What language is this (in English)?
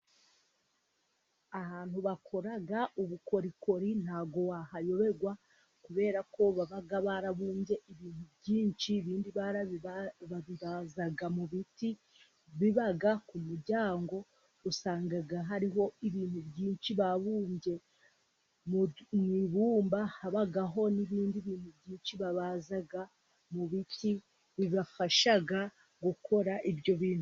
Kinyarwanda